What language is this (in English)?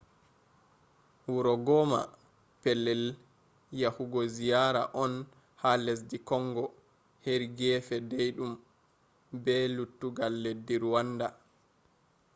Fula